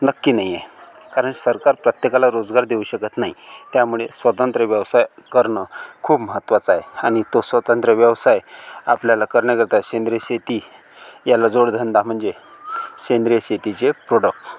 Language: Marathi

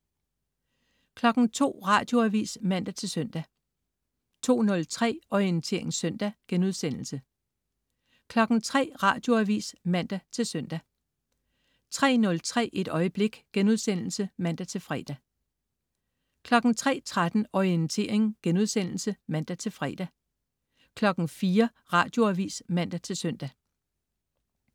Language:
Danish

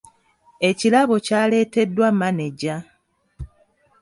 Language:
Ganda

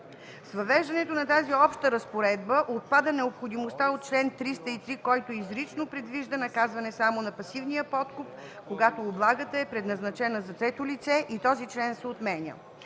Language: Bulgarian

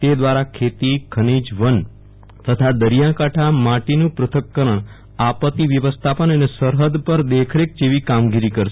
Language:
Gujarati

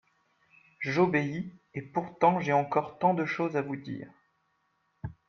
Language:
French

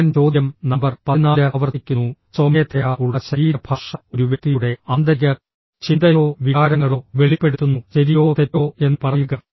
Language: Malayalam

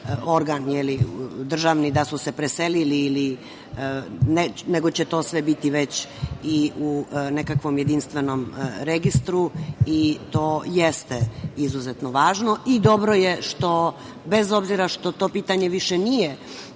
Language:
Serbian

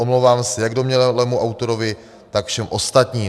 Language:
Czech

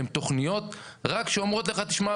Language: Hebrew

